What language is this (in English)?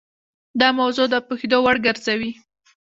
Pashto